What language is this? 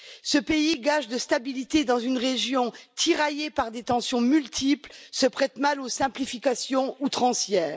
French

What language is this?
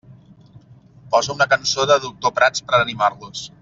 Catalan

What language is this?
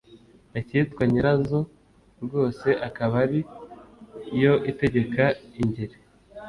Kinyarwanda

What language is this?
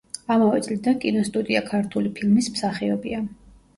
Georgian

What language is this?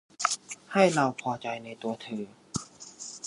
Thai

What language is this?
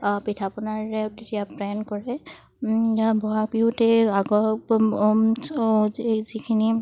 Assamese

